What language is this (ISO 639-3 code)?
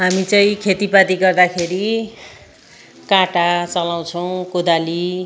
nep